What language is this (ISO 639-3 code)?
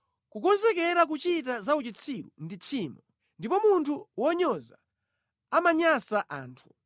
nya